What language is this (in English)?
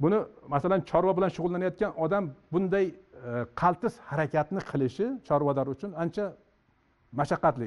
Turkish